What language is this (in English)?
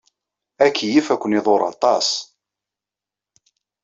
Kabyle